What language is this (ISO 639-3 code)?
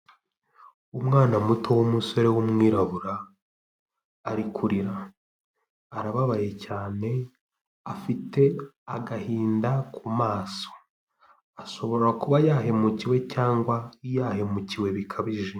kin